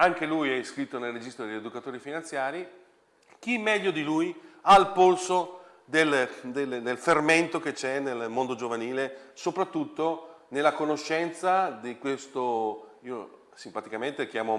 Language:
Italian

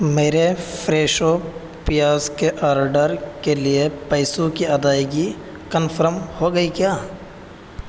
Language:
Urdu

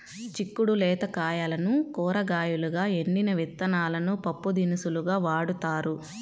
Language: Telugu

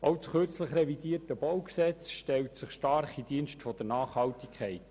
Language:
Swiss German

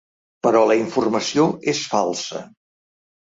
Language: Catalan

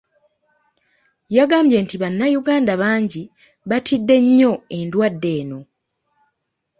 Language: Ganda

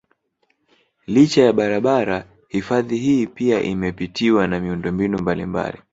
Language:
Swahili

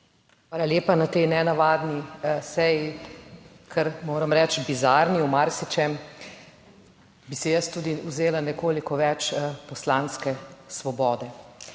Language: Slovenian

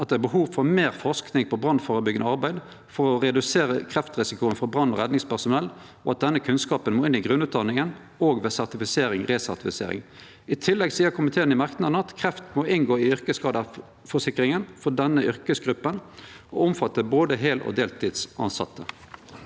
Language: Norwegian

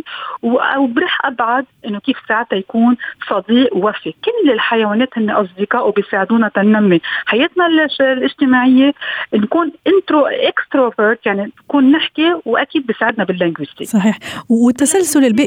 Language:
Arabic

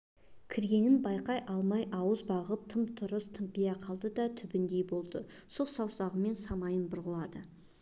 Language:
Kazakh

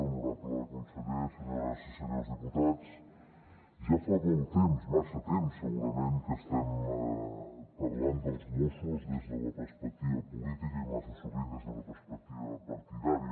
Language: Catalan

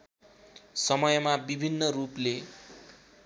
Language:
Nepali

